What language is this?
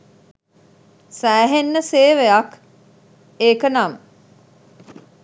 Sinhala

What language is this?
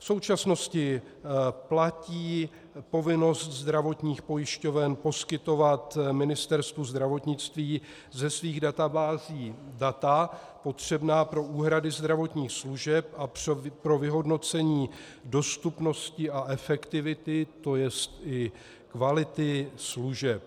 Czech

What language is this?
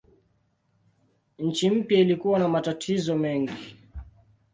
Swahili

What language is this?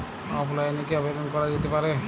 Bangla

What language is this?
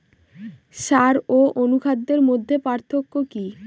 Bangla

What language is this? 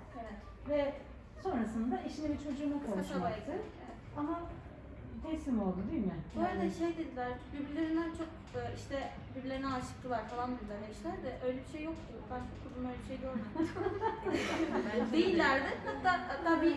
Turkish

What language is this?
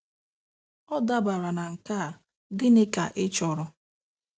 Igbo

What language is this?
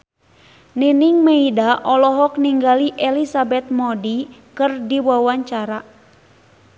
Sundanese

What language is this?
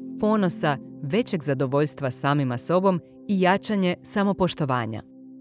Croatian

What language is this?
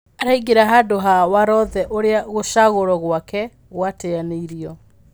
Kikuyu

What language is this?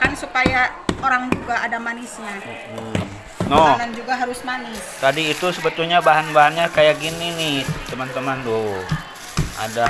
Indonesian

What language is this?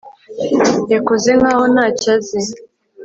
Kinyarwanda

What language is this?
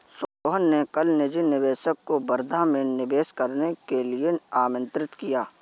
Hindi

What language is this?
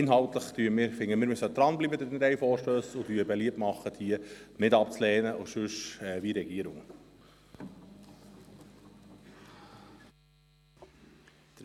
Swiss German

